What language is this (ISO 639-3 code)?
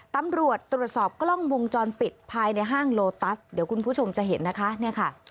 tha